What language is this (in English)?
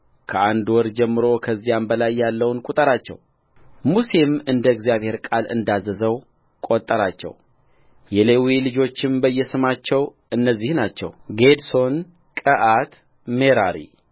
Amharic